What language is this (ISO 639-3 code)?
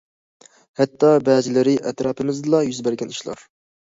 uig